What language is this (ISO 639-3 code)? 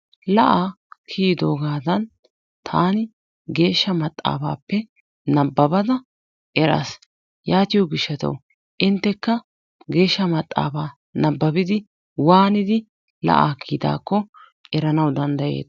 wal